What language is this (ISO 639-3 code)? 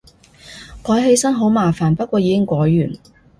yue